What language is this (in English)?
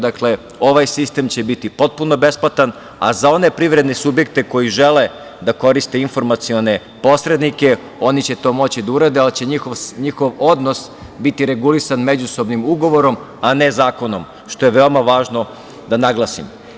Serbian